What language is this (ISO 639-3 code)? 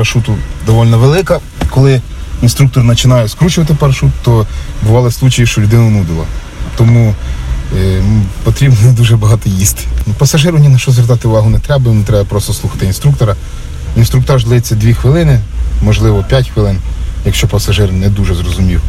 ukr